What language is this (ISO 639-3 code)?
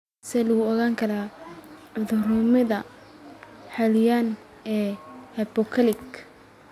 som